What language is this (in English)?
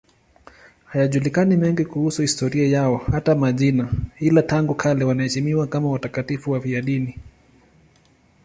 Swahili